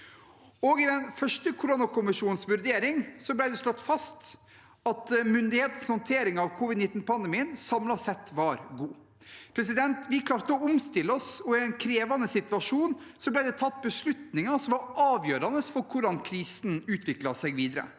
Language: Norwegian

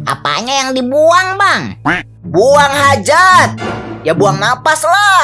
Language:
Indonesian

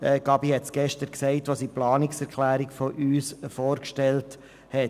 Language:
Swiss German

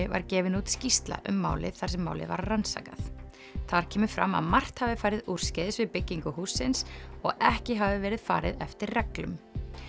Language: Icelandic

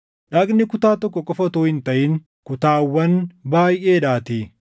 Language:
Oromo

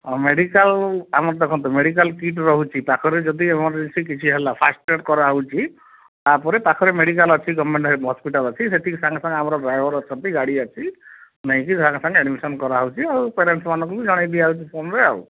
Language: Odia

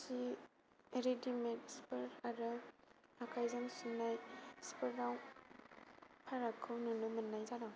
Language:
Bodo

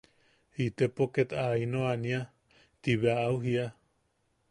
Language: Yaqui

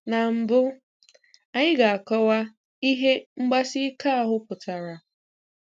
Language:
Igbo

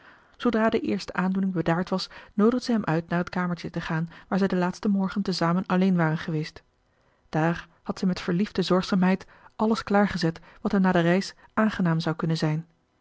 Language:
Dutch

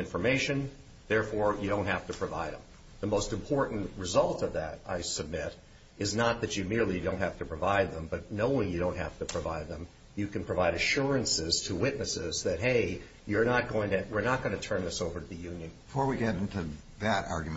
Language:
English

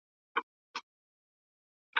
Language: Pashto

